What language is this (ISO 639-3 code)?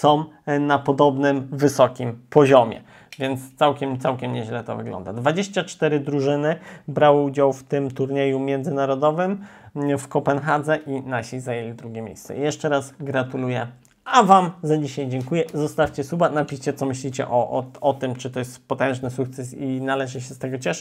pol